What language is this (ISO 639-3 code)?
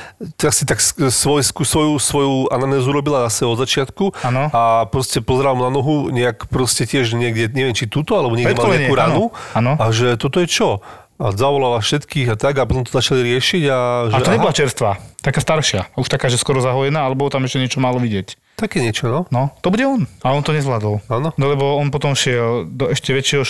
slk